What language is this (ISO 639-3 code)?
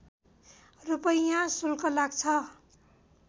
nep